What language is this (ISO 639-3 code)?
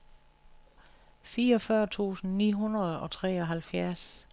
dan